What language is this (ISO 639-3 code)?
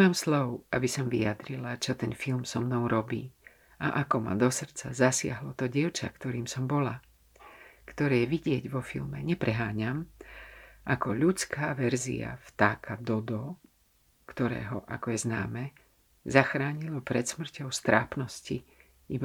slk